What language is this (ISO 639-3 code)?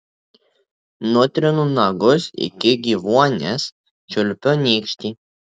lit